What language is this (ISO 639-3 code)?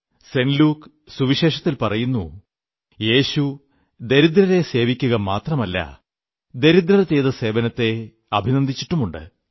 mal